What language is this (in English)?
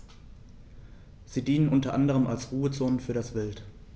German